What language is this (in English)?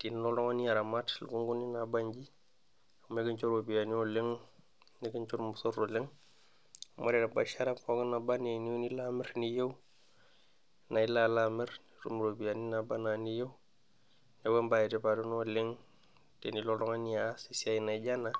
Masai